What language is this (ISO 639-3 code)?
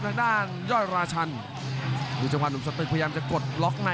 tha